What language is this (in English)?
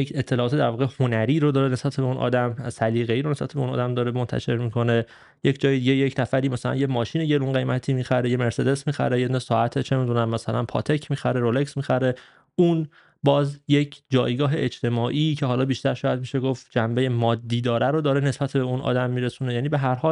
Persian